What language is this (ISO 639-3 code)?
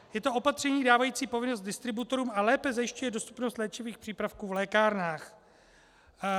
ces